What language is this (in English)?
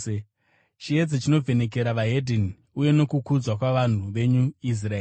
Shona